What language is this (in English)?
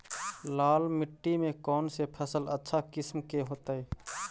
Magahi